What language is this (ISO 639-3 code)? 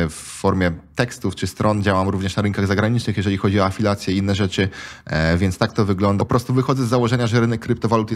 pol